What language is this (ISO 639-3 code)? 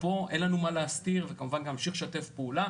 heb